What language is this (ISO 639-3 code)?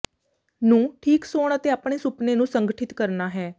pan